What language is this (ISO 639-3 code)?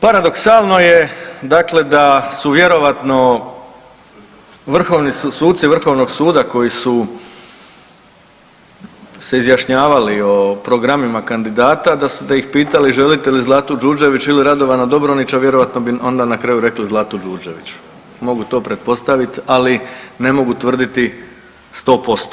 hrv